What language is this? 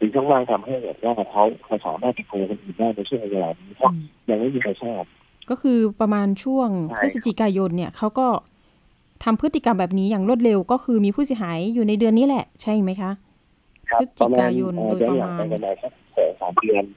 Thai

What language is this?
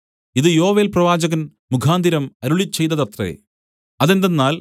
Malayalam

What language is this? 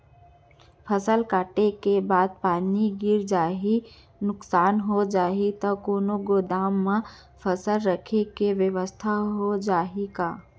Chhattisgarhi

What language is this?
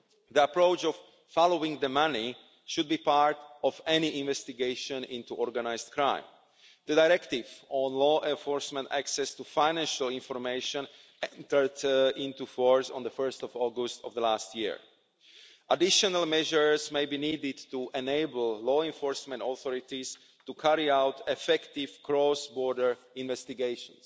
English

